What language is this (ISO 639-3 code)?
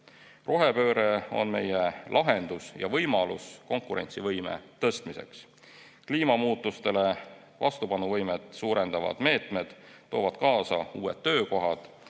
est